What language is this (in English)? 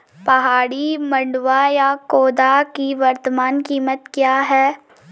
Hindi